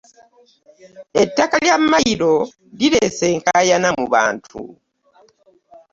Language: Ganda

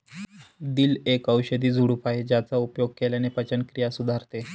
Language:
Marathi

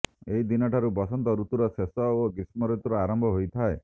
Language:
Odia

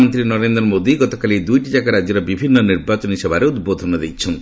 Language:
Odia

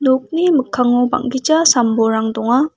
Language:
Garo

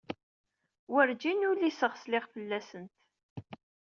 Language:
Kabyle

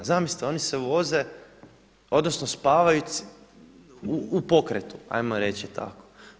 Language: Croatian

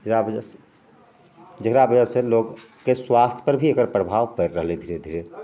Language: Maithili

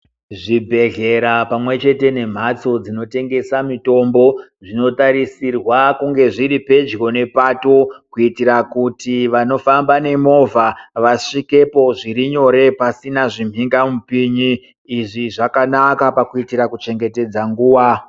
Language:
Ndau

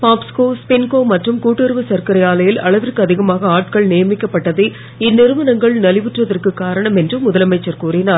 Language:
Tamil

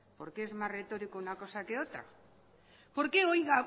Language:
Spanish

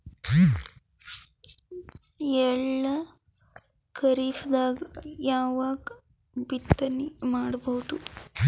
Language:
Kannada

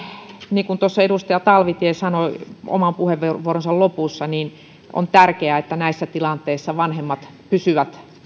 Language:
Finnish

